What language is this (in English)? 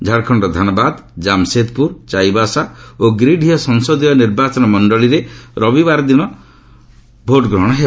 Odia